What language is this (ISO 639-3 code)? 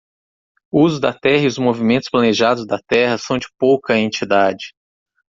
por